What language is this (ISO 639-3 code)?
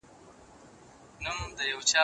pus